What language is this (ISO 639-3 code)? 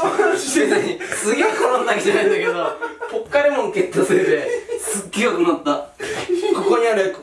jpn